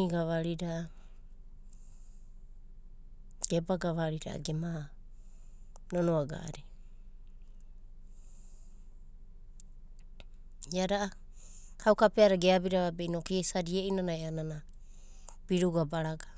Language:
Abadi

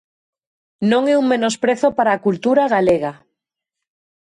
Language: Galician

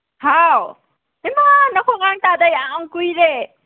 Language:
Manipuri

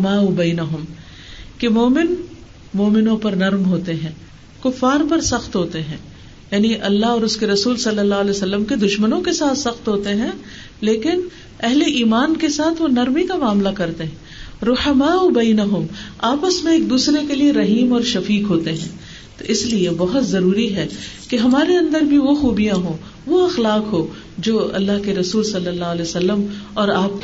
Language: Urdu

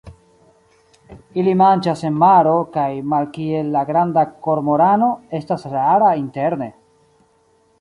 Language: Esperanto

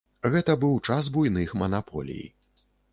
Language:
Belarusian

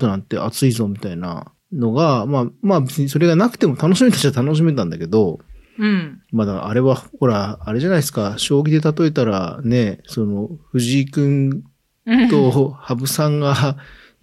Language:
Japanese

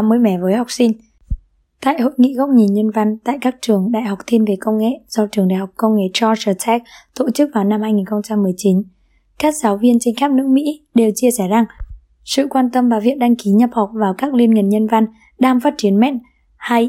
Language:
Vietnamese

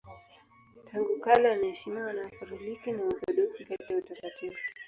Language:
Swahili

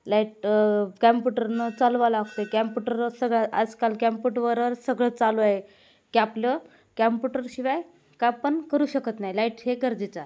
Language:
Marathi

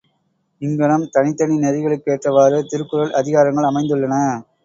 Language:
Tamil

